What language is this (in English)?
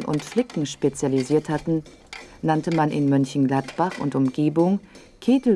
German